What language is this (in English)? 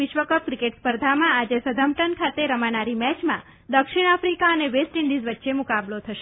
Gujarati